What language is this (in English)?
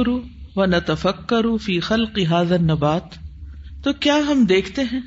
Urdu